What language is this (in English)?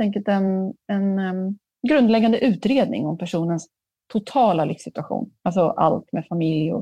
Swedish